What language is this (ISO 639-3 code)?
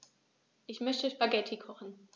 deu